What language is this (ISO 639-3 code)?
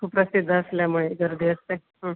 mar